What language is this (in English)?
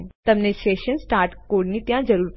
Gujarati